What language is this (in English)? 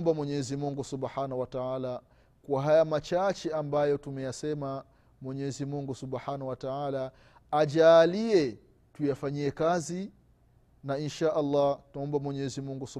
Swahili